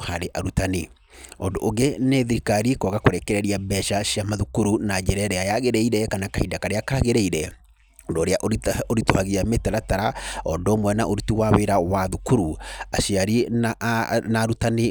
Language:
Kikuyu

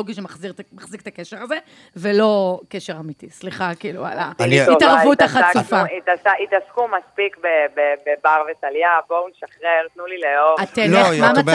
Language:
Hebrew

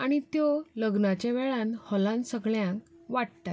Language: Konkani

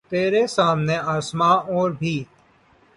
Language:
Urdu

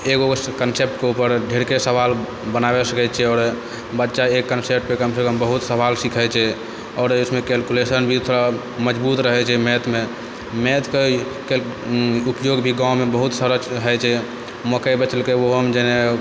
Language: Maithili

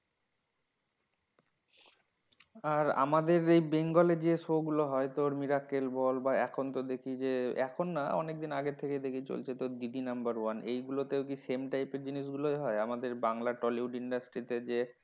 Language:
Bangla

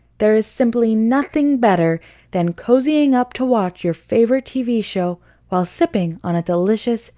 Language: English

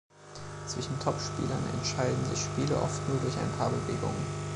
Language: German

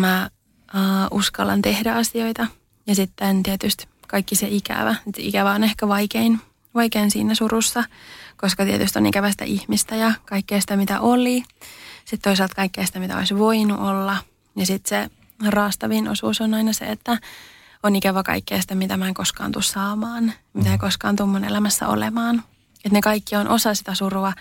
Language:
Finnish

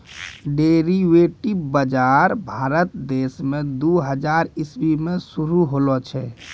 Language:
Maithili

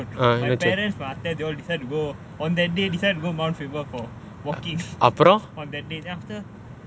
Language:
English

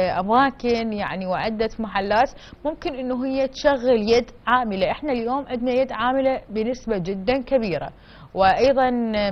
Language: Arabic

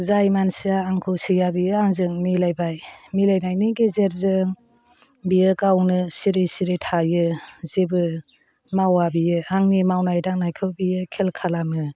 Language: Bodo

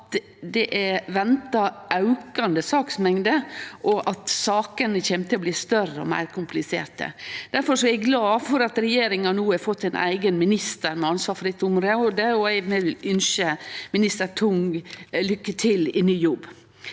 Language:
Norwegian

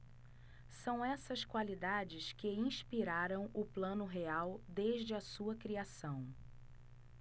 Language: Portuguese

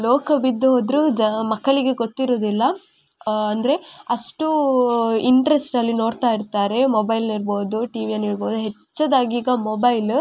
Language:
Kannada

